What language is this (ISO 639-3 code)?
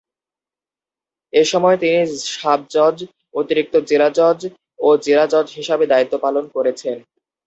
ben